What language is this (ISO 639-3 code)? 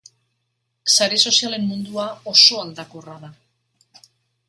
eus